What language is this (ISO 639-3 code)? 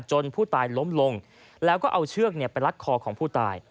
tha